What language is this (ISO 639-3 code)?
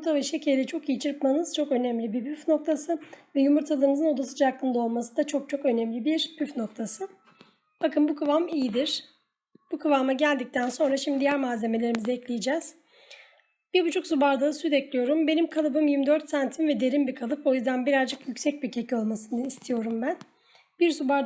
tur